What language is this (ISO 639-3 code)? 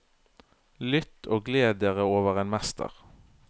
nor